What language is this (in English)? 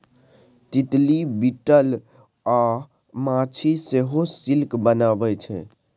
Maithili